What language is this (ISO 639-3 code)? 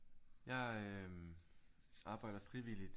dan